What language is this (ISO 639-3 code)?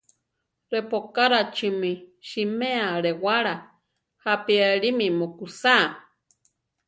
tar